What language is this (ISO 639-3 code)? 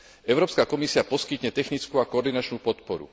slk